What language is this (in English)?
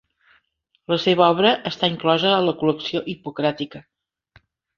Catalan